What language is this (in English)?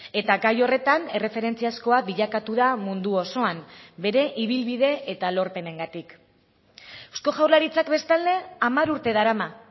Basque